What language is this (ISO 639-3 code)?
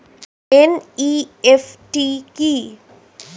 ben